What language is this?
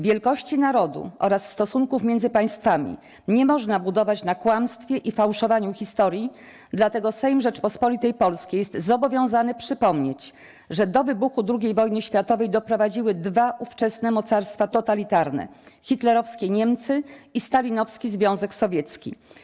Polish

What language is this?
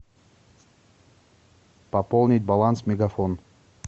Russian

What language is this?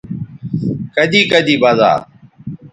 Bateri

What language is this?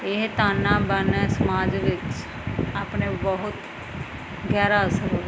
Punjabi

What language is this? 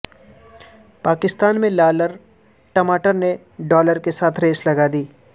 Urdu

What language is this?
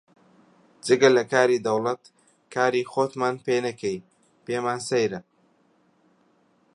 Central Kurdish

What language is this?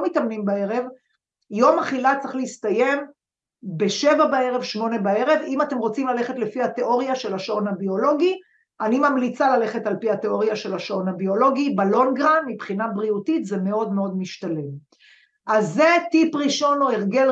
Hebrew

